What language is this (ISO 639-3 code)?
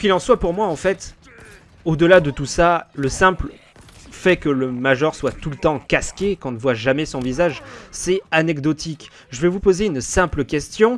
fra